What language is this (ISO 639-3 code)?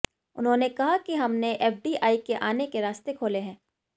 hin